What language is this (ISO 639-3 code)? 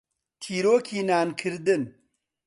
ckb